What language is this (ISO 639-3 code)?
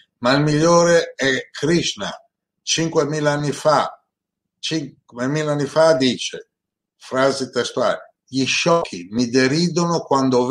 ita